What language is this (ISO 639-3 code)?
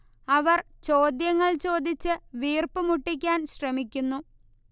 mal